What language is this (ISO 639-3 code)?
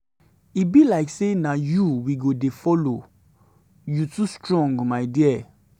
pcm